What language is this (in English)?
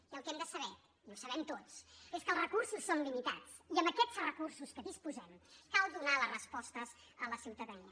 Catalan